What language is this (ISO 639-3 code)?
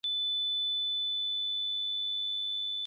kat